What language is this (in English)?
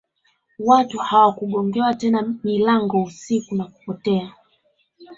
Swahili